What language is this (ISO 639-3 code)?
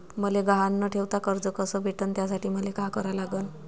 mar